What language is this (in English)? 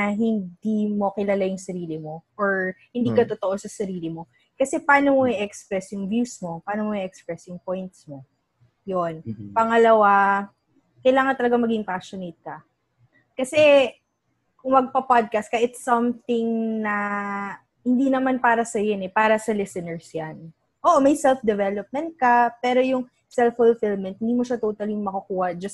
Filipino